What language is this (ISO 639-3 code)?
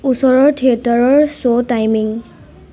asm